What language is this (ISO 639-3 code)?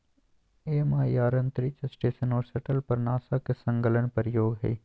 mag